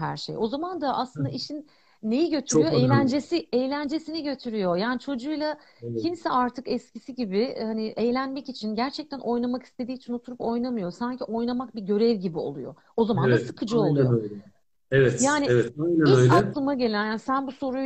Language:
Turkish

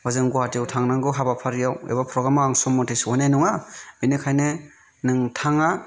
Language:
Bodo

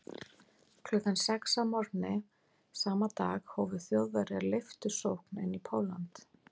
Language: Icelandic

